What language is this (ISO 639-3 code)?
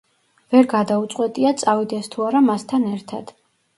kat